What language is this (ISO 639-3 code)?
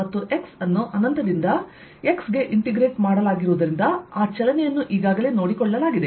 kan